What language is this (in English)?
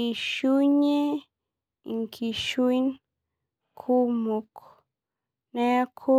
Masai